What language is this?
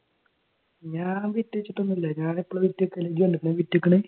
Malayalam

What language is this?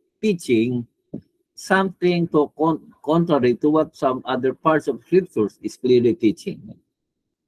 Filipino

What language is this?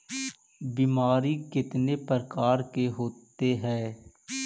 Magahi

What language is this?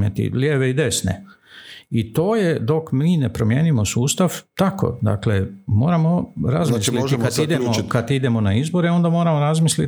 Croatian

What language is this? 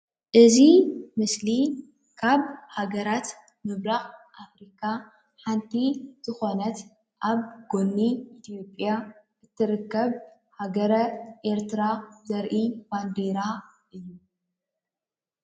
Tigrinya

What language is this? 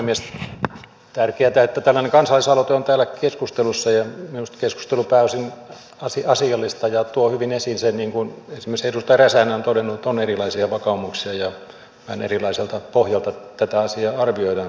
Finnish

